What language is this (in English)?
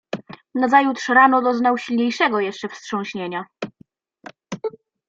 Polish